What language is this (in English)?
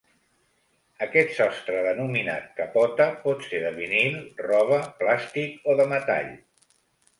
Catalan